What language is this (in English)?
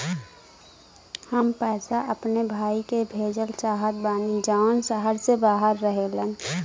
Bhojpuri